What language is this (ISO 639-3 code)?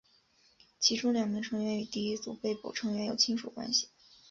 zho